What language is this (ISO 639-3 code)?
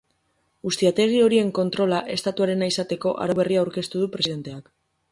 eus